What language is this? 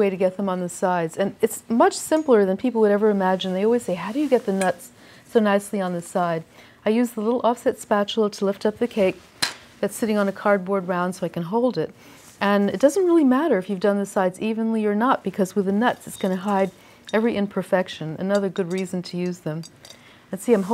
English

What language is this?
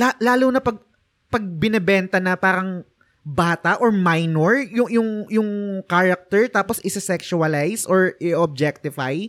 Filipino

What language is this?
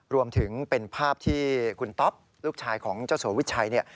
Thai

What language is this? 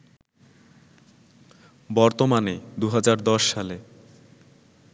Bangla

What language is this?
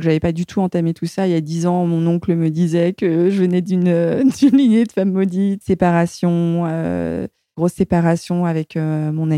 French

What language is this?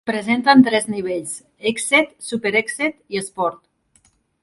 Catalan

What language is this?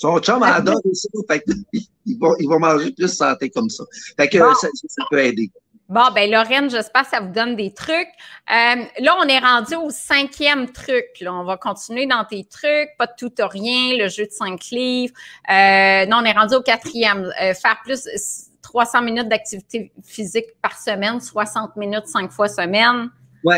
French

